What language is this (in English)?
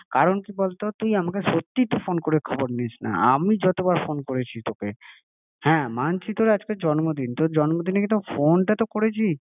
Bangla